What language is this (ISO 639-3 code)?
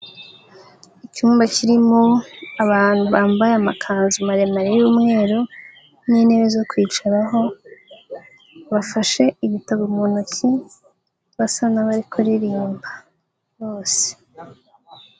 kin